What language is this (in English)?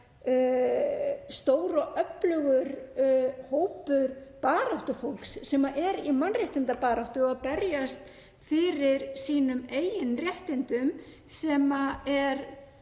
Icelandic